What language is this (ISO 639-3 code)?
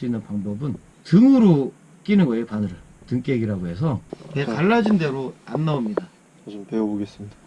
kor